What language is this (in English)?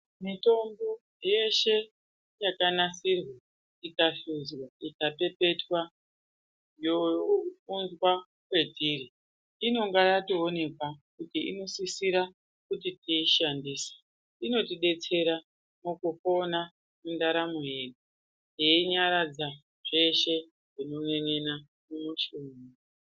Ndau